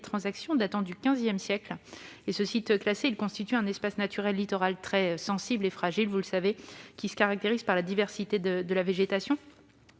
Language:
French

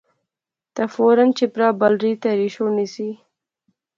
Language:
Pahari-Potwari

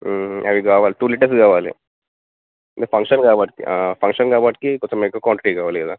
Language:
Telugu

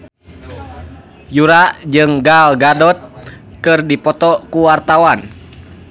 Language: Sundanese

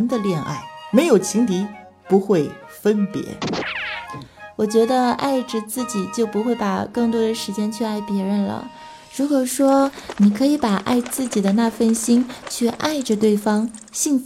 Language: Chinese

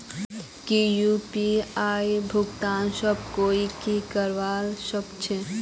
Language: Magahi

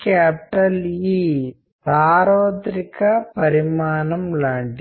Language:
Telugu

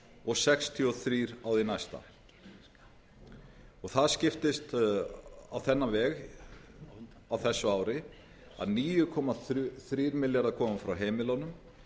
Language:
Icelandic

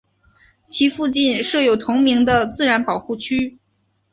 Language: Chinese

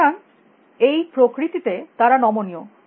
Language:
Bangla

